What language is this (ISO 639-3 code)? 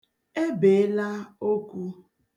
ibo